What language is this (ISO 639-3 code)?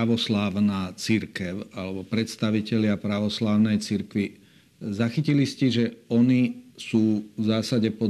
slk